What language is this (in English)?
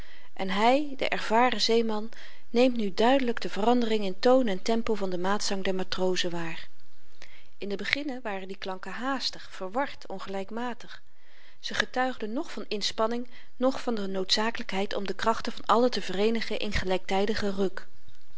Dutch